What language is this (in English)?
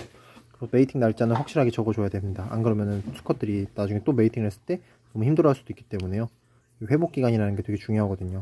Korean